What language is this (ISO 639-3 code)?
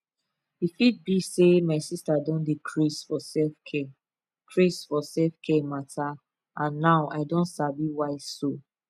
pcm